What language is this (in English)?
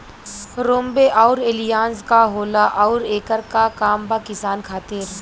Bhojpuri